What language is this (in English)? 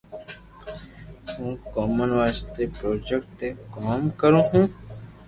Loarki